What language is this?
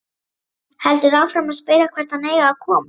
Icelandic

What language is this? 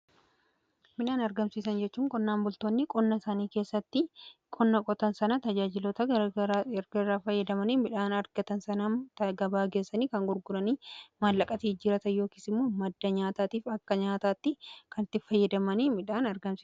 Oromo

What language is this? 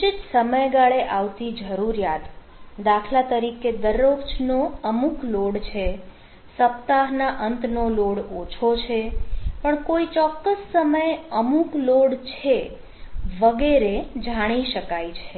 Gujarati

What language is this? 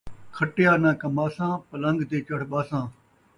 Saraiki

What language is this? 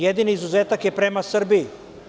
Serbian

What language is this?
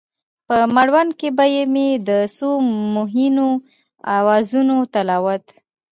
Pashto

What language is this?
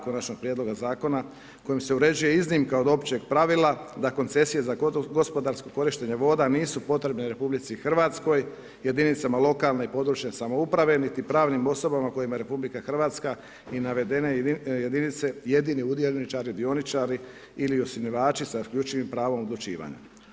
Croatian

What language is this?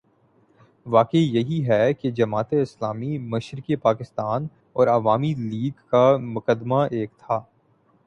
Urdu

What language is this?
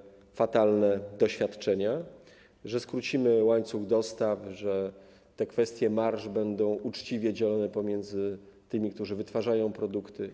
Polish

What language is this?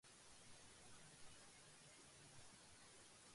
Urdu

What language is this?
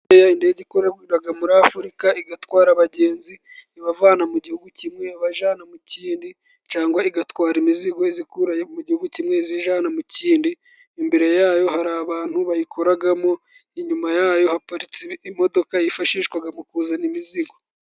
Kinyarwanda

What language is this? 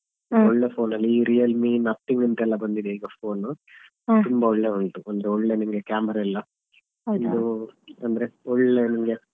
Kannada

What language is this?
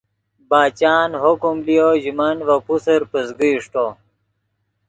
Yidgha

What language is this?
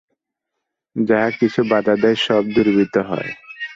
Bangla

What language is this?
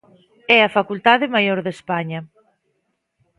Galician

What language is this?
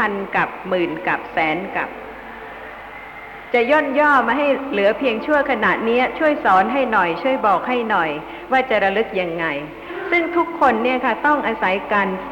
Thai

